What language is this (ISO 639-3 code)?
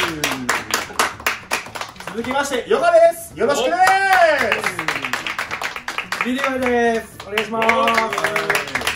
jpn